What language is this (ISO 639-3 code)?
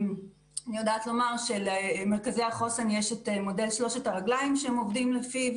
heb